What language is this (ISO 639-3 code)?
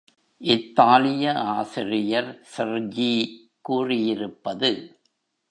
tam